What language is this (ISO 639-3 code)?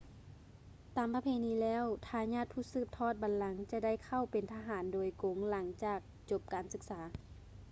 lao